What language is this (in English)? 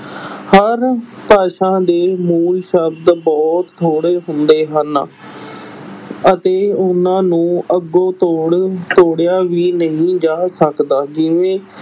Punjabi